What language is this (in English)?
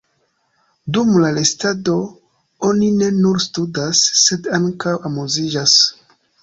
Esperanto